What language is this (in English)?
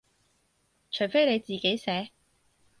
Cantonese